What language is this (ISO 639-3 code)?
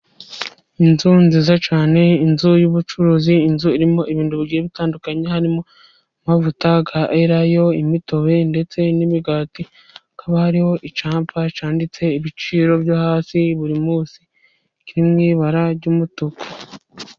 kin